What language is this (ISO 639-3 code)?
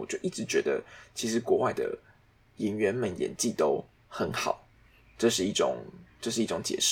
zho